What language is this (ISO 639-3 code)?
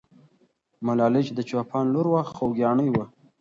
pus